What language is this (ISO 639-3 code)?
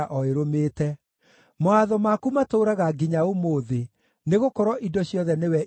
kik